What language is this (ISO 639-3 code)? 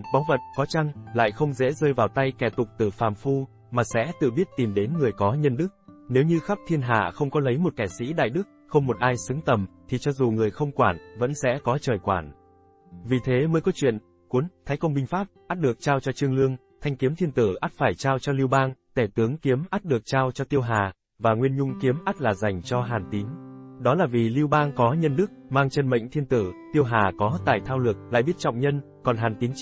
vie